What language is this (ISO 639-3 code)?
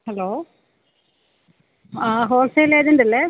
mal